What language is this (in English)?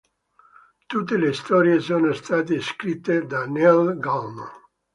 Italian